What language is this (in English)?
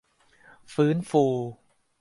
Thai